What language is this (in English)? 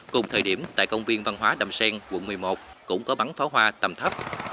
Vietnamese